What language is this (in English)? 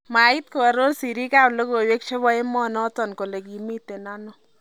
Kalenjin